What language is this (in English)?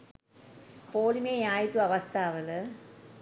Sinhala